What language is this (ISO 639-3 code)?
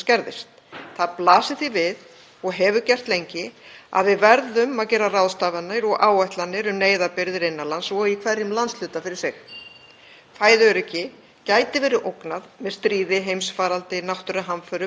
isl